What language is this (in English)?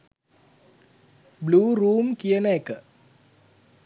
Sinhala